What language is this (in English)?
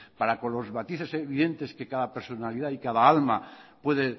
Spanish